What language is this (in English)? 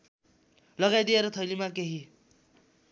Nepali